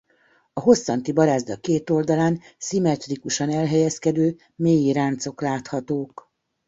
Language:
Hungarian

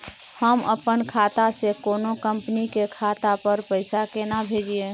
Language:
Maithili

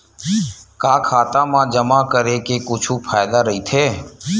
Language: Chhattisgarhi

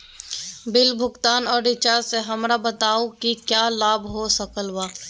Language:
Magahi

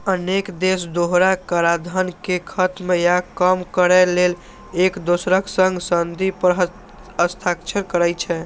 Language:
Maithili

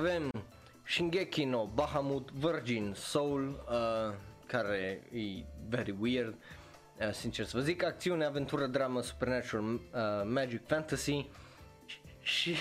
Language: Romanian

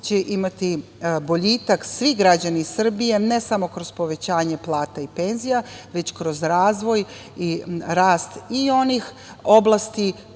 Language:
Serbian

